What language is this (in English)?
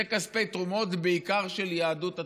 Hebrew